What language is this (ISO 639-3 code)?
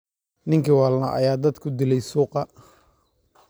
som